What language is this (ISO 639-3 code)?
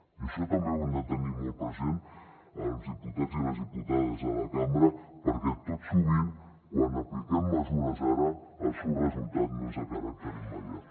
cat